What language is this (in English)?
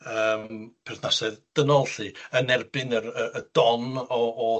Welsh